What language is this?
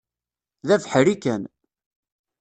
Kabyle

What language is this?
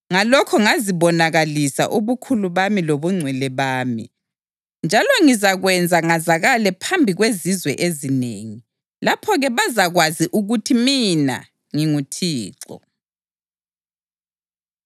North Ndebele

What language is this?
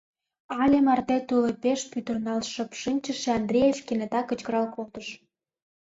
Mari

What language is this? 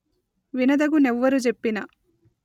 Telugu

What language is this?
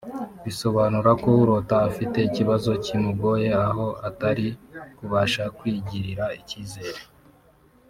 Kinyarwanda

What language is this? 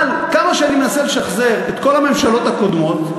Hebrew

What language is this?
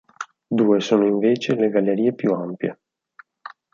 Italian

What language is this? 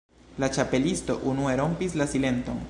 Esperanto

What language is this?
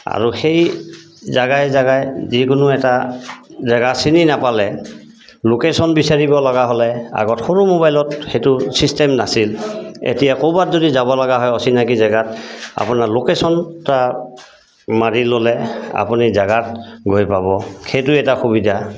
Assamese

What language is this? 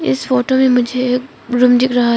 Hindi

